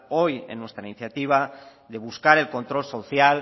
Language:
Spanish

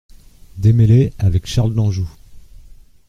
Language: French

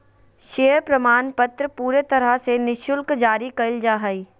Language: Magahi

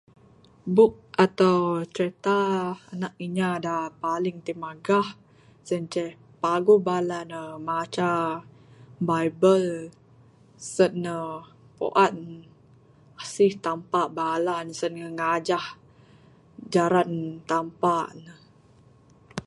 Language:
Bukar-Sadung Bidayuh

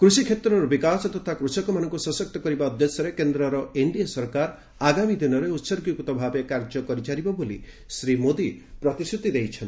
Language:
Odia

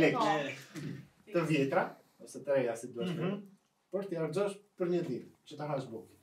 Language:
Romanian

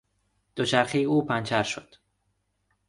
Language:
Persian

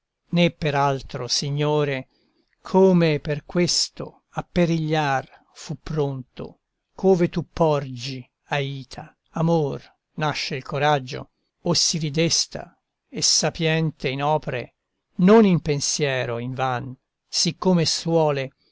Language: Italian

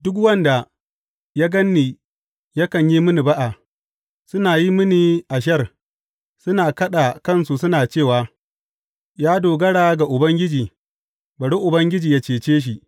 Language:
Hausa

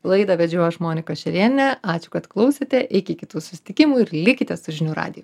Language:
Lithuanian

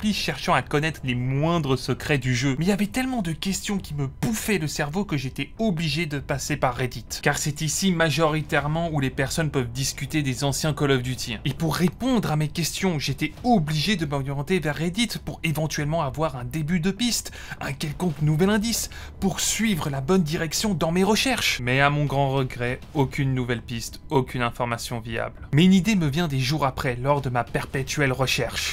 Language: French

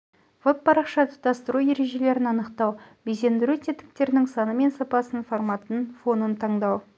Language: Kazakh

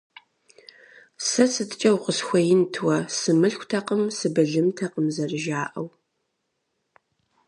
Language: Kabardian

